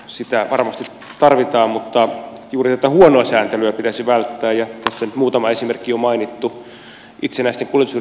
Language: Finnish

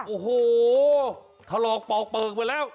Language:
Thai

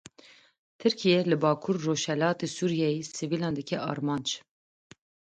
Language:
Kurdish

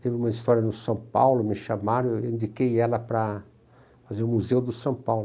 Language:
Portuguese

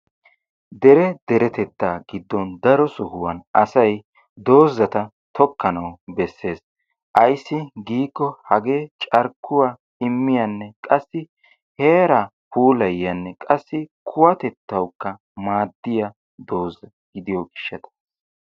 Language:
Wolaytta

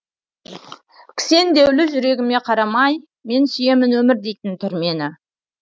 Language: Kazakh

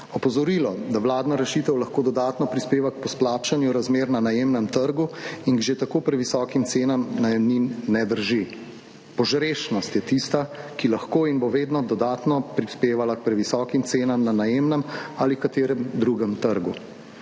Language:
Slovenian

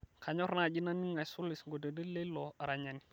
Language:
Masai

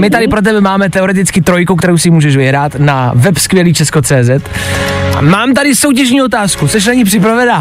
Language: Czech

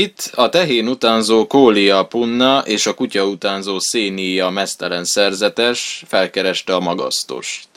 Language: Hungarian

